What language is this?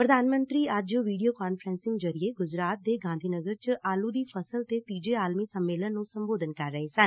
Punjabi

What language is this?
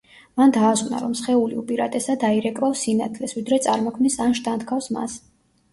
Georgian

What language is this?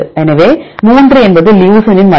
Tamil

